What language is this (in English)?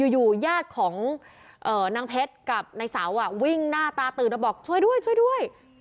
Thai